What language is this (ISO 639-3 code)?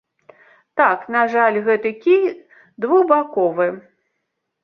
bel